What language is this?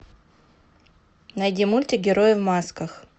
Russian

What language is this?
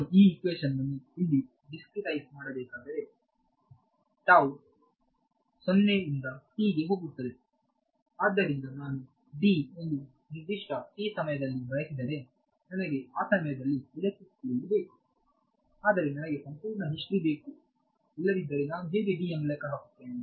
Kannada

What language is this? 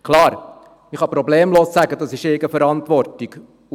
Swiss German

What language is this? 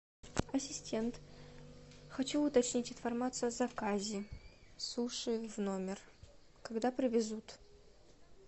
Russian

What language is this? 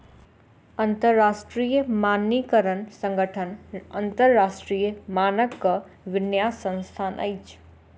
Maithili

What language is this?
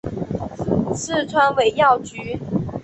Chinese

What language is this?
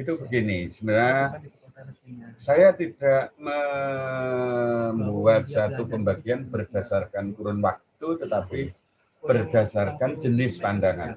Indonesian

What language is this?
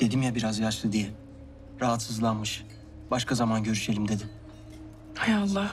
Turkish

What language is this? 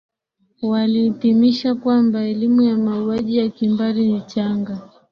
Swahili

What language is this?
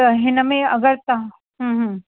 Sindhi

